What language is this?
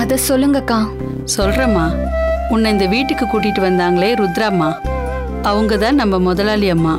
Tamil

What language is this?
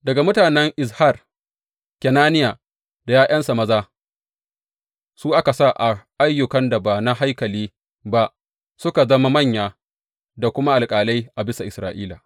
Hausa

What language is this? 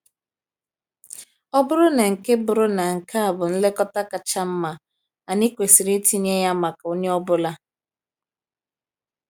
Igbo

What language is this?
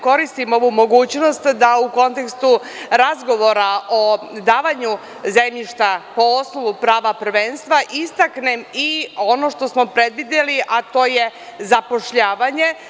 Serbian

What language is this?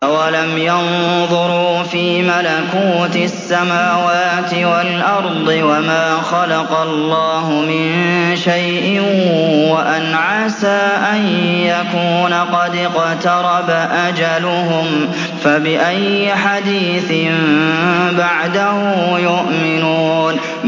Arabic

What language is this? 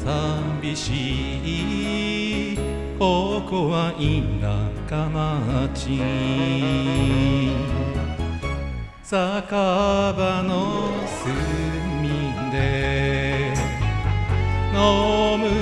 Japanese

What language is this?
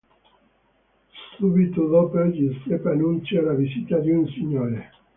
Italian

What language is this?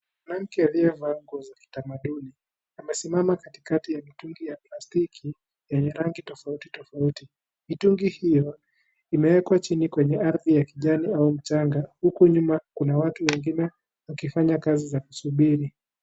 Swahili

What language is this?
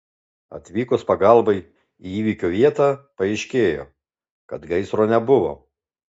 Lithuanian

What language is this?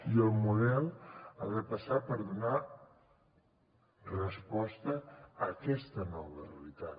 Catalan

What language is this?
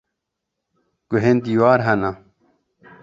Kurdish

